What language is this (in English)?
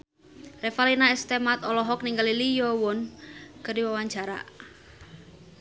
Sundanese